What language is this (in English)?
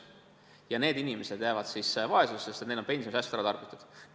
Estonian